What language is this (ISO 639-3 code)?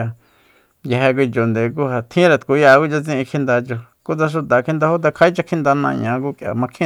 vmp